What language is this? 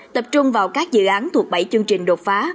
Vietnamese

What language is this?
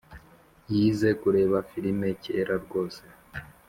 Kinyarwanda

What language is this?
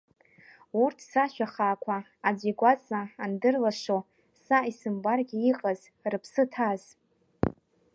Abkhazian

